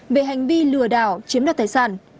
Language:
Vietnamese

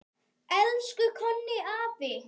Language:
Icelandic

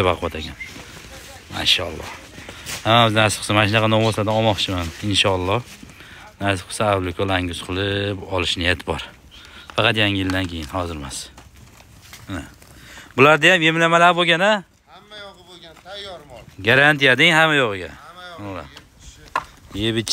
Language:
Turkish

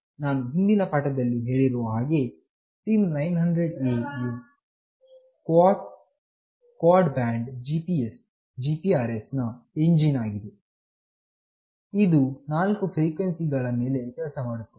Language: Kannada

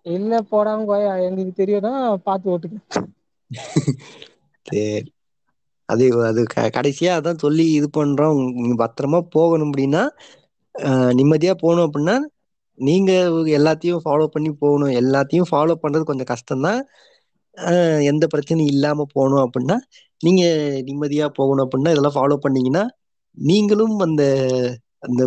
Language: Tamil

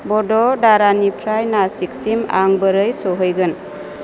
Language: Bodo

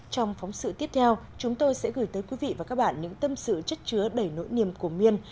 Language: Vietnamese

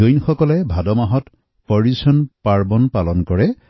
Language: Assamese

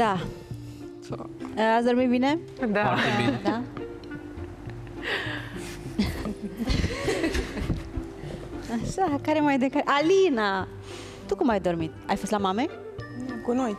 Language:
Romanian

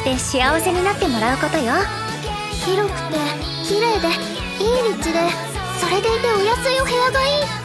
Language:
Japanese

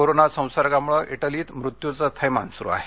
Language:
Marathi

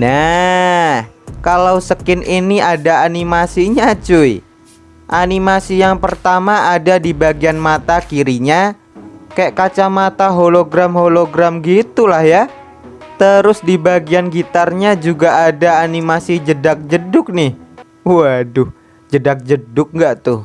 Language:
Indonesian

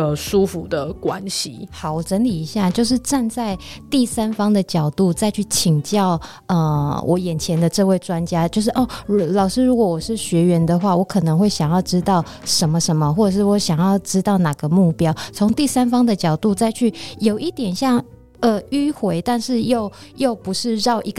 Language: Chinese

